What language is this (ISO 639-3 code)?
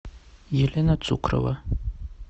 rus